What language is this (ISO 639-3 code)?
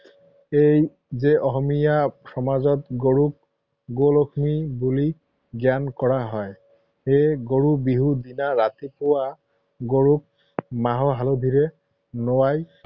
asm